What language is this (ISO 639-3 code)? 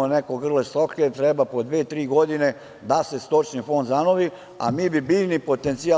srp